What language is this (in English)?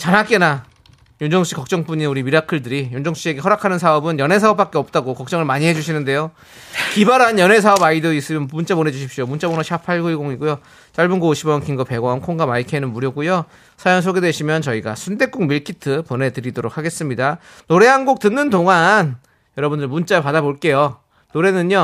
Korean